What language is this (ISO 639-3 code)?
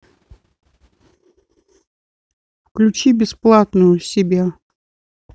rus